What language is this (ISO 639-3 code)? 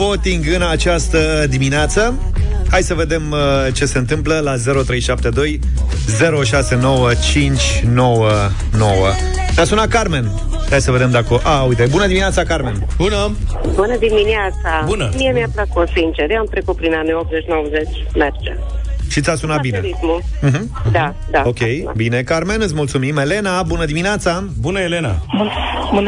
ron